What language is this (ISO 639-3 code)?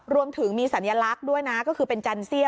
tha